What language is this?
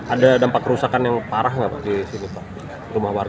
Indonesian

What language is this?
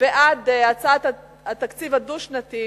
Hebrew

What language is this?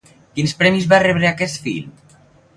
Catalan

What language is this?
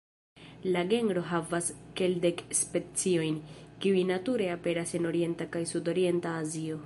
Esperanto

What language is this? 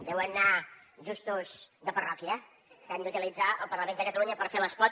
Catalan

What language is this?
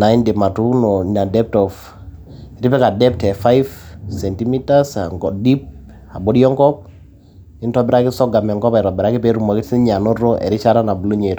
Masai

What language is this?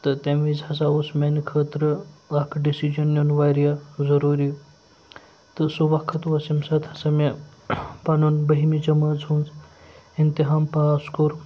Kashmiri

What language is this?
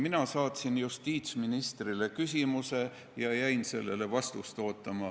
Estonian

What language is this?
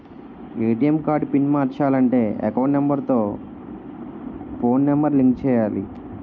Telugu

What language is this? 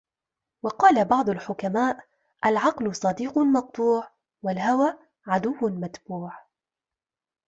Arabic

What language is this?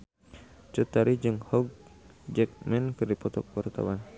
Sundanese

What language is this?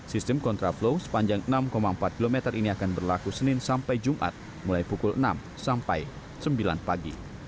Indonesian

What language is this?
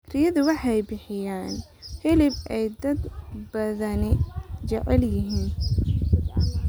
Somali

